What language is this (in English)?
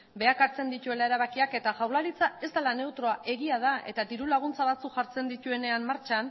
Basque